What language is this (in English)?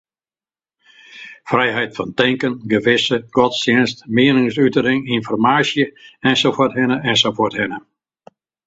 Western Frisian